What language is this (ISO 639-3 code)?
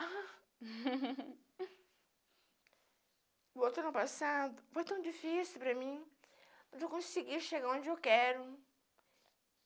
por